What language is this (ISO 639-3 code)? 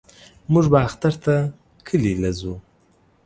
pus